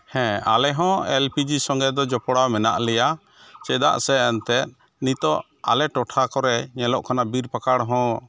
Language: Santali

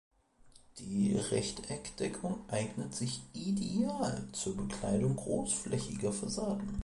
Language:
German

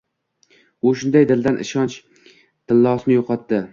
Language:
Uzbek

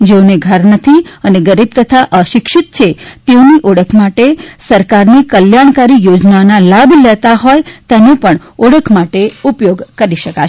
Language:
Gujarati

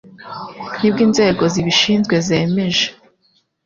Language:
Kinyarwanda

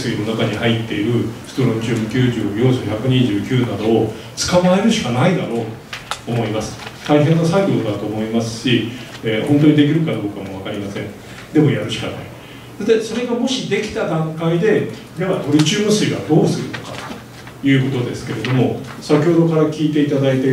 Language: Japanese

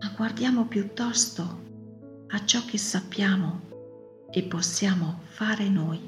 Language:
Italian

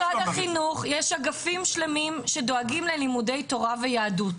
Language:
Hebrew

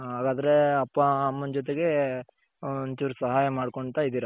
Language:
Kannada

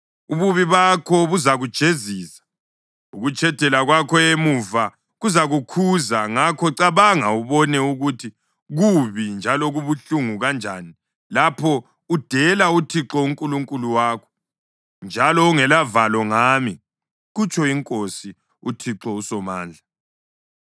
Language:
North Ndebele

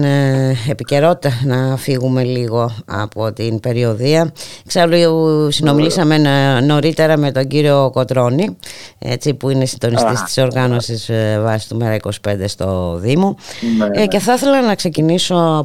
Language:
Greek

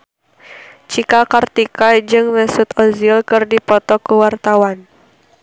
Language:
Sundanese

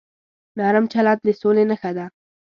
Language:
Pashto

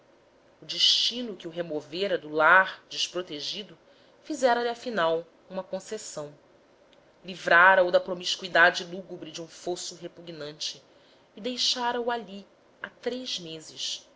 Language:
Portuguese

